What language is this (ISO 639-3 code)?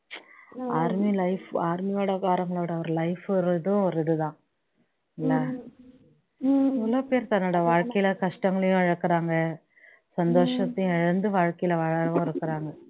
tam